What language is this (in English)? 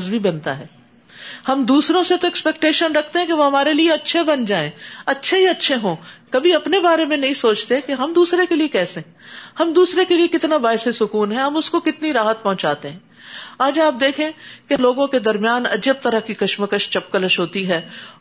Urdu